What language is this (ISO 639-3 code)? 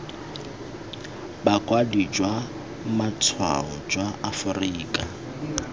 tsn